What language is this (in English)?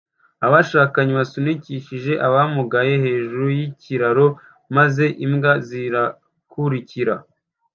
Kinyarwanda